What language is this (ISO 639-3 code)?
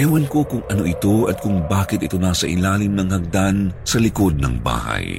fil